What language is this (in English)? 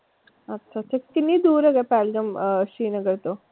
Punjabi